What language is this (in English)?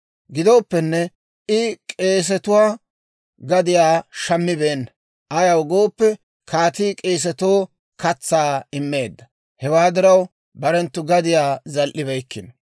Dawro